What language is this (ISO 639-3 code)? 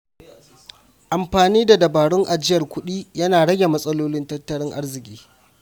hau